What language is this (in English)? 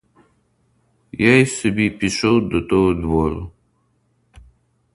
Ukrainian